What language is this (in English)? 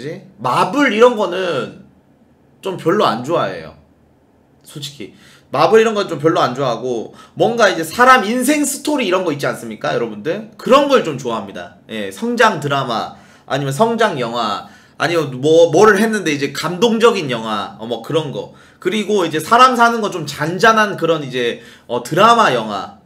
Korean